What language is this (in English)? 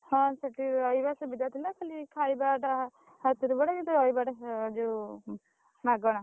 Odia